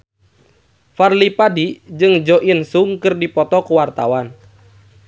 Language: Sundanese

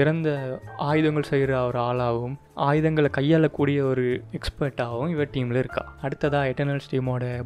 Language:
Tamil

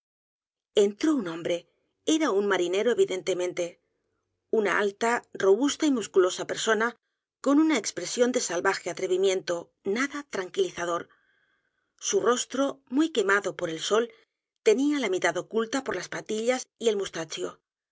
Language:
Spanish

